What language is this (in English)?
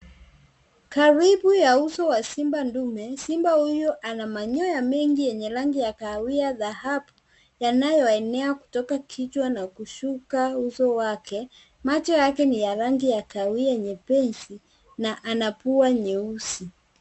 Swahili